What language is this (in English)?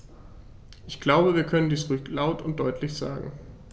German